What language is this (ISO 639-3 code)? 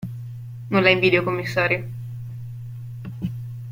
ita